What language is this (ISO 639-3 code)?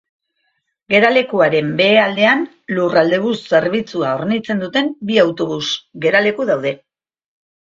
eus